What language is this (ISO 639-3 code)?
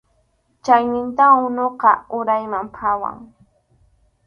qxu